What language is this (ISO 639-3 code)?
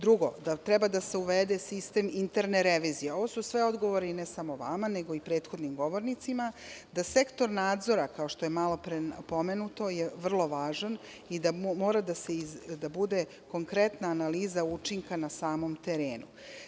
srp